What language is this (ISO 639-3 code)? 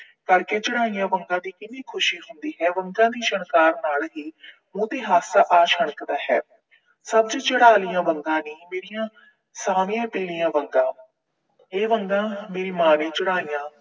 pan